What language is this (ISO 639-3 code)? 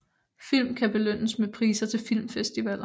dan